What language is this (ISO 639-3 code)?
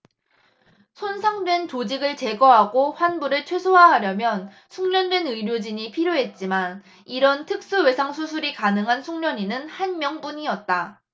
kor